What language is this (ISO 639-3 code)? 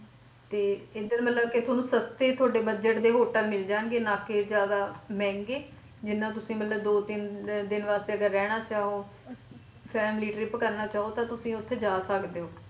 pan